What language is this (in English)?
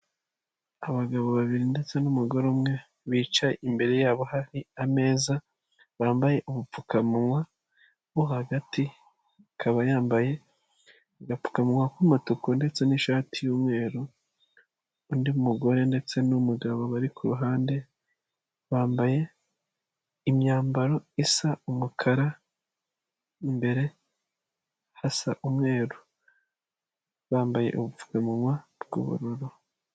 Kinyarwanda